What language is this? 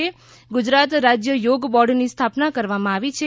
Gujarati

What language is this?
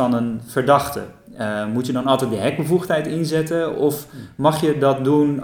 Dutch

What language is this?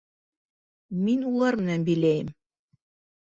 Bashkir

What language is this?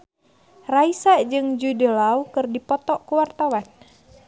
Sundanese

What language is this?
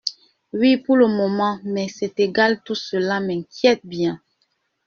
French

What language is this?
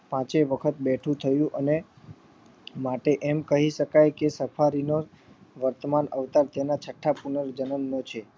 Gujarati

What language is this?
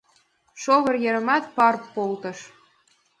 Mari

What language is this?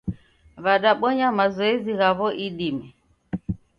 Taita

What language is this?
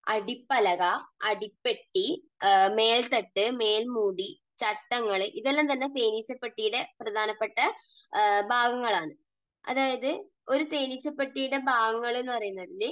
Malayalam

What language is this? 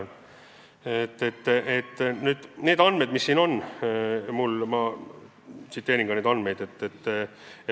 Estonian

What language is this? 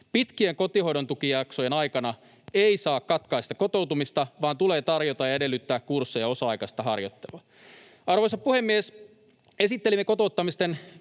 Finnish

